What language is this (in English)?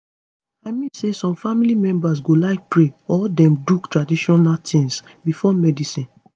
Nigerian Pidgin